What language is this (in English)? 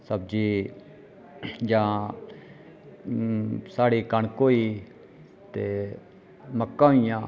Dogri